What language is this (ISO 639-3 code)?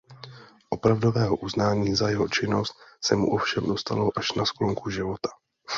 ces